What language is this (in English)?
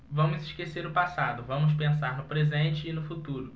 Portuguese